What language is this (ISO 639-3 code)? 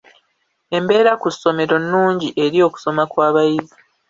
lug